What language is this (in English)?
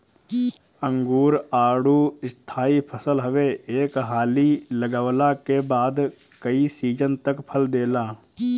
Bhojpuri